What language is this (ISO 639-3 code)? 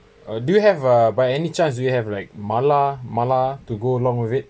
eng